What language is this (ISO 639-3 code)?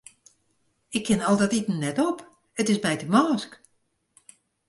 fry